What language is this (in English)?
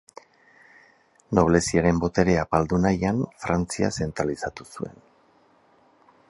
Basque